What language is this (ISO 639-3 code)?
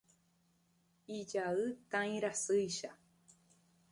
grn